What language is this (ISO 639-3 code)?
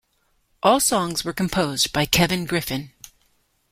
eng